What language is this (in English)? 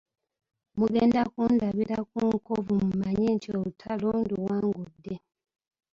Ganda